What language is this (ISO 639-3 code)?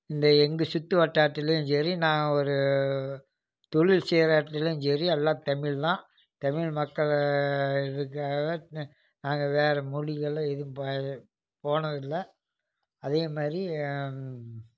tam